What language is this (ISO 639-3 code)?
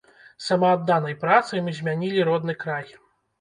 bel